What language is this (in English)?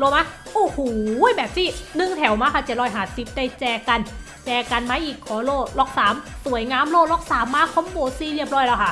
Thai